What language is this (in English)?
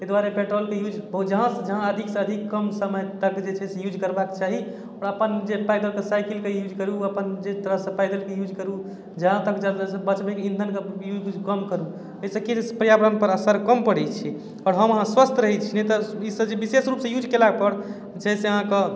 Maithili